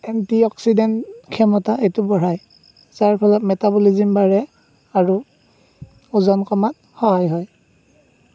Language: Assamese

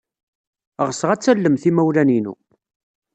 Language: Kabyle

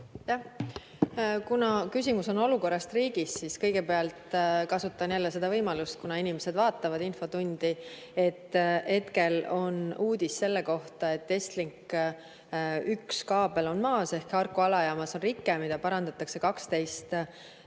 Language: Estonian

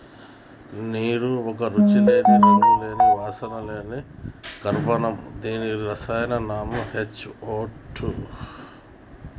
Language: Telugu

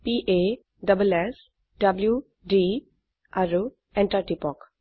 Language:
Assamese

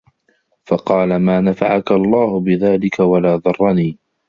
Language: Arabic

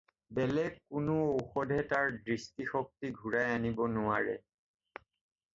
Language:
Assamese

